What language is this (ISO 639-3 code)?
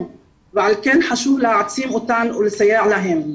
heb